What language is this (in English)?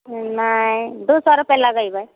Maithili